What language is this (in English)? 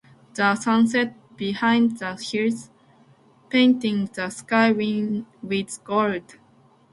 Japanese